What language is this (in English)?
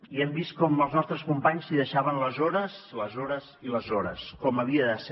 Catalan